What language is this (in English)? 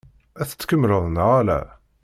Kabyle